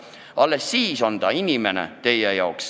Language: Estonian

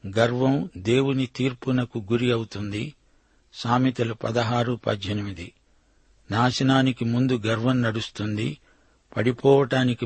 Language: Telugu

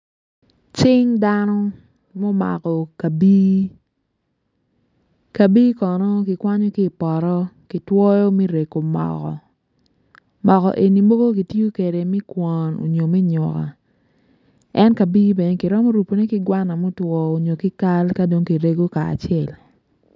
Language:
Acoli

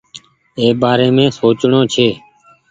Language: Goaria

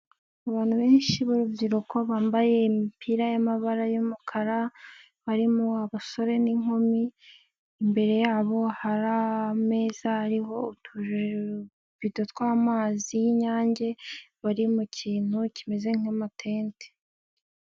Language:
Kinyarwanda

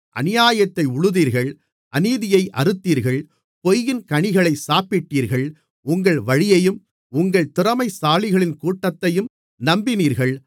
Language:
Tamil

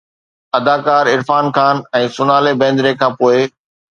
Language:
Sindhi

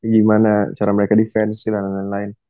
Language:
Indonesian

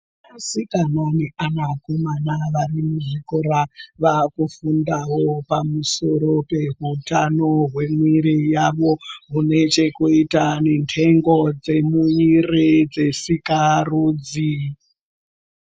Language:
Ndau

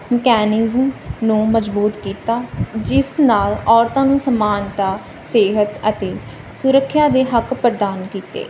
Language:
Punjabi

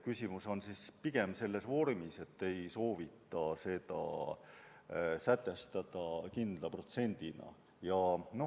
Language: Estonian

